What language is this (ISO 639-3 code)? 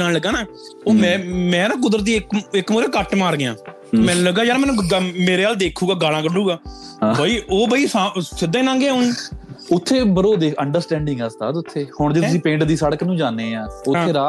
pan